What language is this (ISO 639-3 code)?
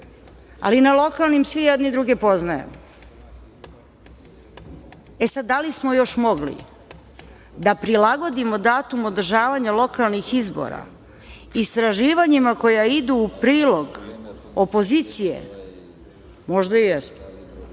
srp